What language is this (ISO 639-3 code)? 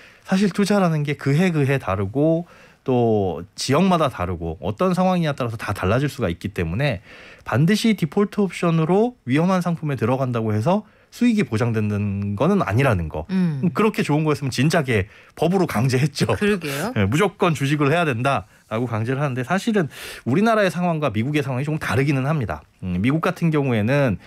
kor